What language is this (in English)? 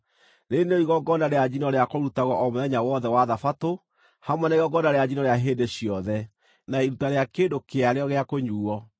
Kikuyu